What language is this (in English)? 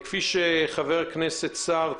Hebrew